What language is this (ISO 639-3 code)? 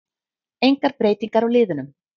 isl